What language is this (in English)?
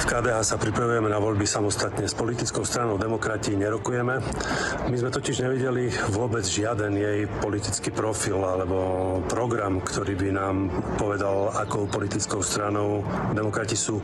Slovak